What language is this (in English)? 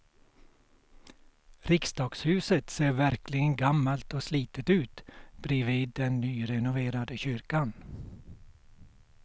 Swedish